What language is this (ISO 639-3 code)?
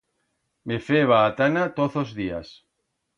arg